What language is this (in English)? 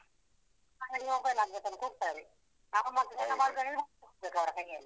Kannada